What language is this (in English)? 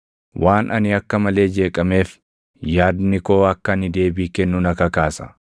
Oromo